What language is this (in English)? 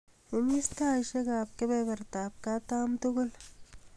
Kalenjin